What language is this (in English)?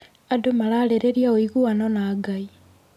Kikuyu